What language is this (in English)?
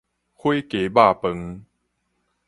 Min Nan Chinese